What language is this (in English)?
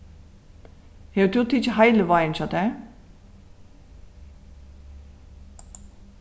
Faroese